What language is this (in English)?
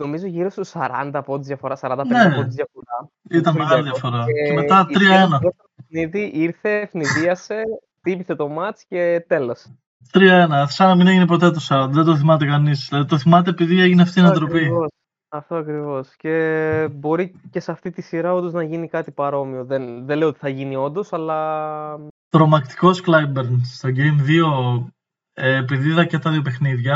Greek